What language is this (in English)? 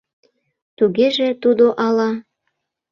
Mari